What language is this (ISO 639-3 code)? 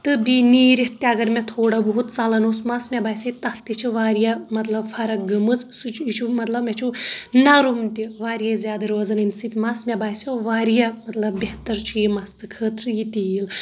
kas